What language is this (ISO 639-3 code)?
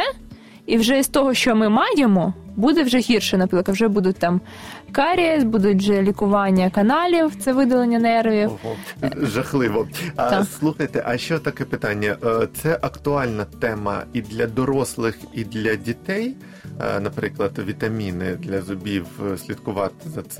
ukr